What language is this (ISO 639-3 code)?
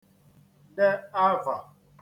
ibo